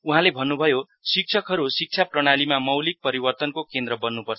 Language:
Nepali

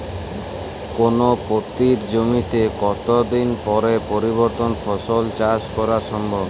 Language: Bangla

